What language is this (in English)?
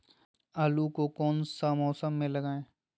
Magahi